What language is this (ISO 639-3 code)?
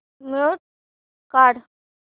mar